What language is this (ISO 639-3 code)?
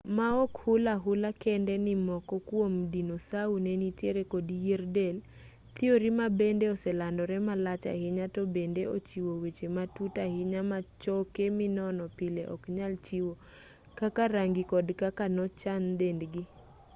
luo